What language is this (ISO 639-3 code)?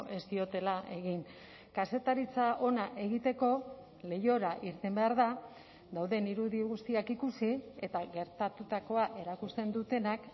eus